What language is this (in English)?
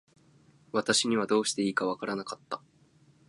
Japanese